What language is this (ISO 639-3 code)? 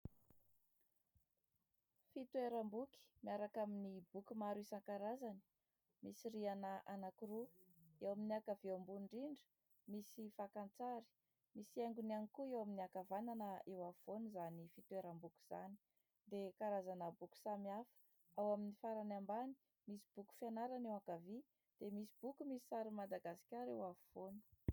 mlg